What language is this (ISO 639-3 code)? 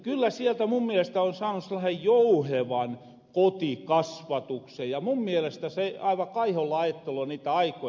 fin